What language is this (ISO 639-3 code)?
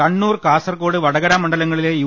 mal